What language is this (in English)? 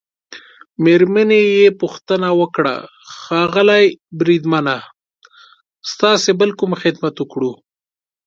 Pashto